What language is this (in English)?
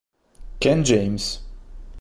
Italian